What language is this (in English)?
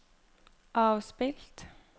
Norwegian